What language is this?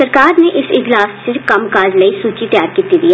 Dogri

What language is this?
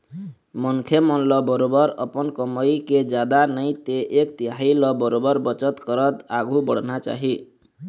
Chhattisgarhi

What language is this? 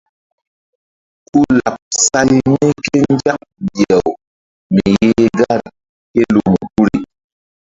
Mbum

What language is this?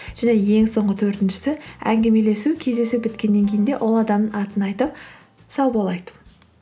Kazakh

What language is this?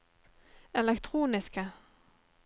Norwegian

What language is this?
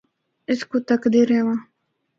Northern Hindko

